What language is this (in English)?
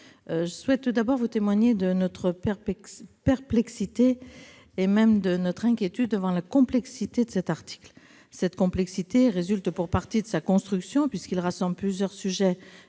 French